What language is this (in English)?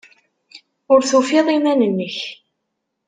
Kabyle